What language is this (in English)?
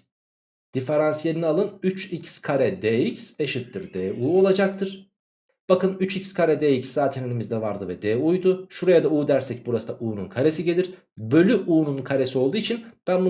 Turkish